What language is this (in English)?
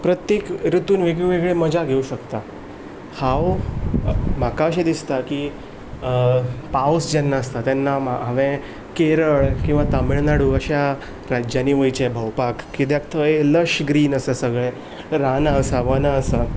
Konkani